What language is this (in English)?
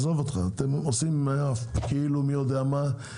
Hebrew